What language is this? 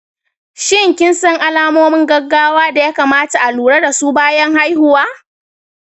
Hausa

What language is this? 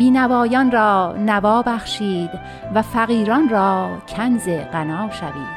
Persian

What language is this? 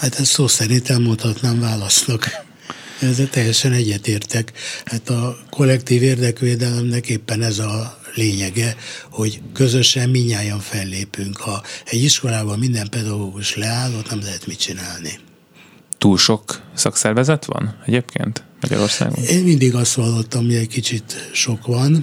Hungarian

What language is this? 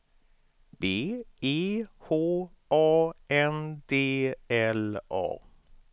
Swedish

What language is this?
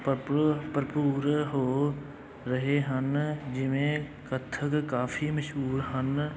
Punjabi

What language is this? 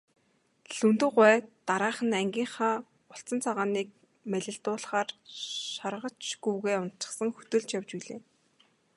Mongolian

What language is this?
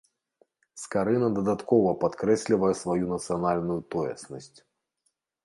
Belarusian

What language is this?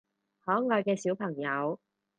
Cantonese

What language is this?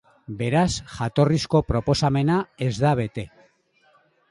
Basque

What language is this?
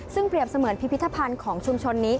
Thai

